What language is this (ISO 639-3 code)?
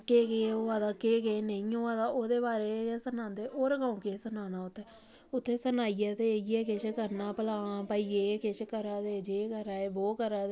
doi